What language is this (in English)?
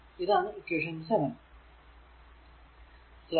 Malayalam